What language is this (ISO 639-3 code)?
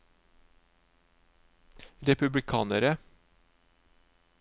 nor